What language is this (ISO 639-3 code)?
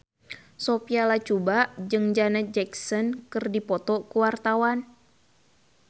sun